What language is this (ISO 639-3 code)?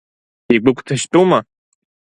abk